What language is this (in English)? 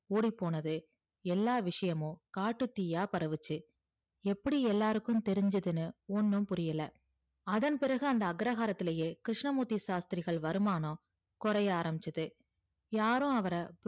Tamil